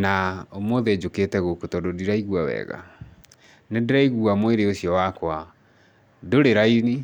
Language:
Kikuyu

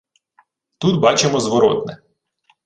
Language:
Ukrainian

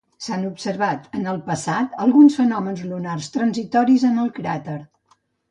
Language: Catalan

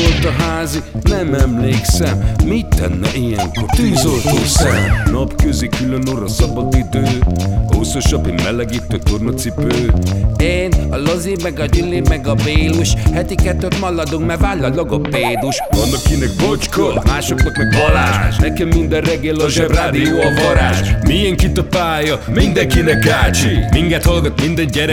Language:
Hungarian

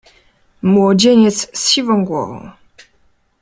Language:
Polish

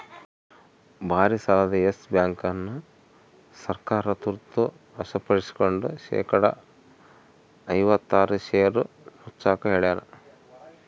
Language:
Kannada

